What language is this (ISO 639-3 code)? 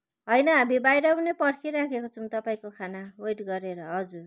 nep